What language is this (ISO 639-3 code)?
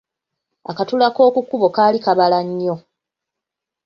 lug